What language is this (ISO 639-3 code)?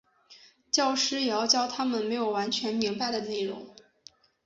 zho